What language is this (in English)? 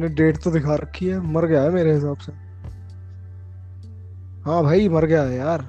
Hindi